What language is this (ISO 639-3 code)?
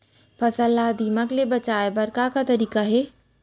hne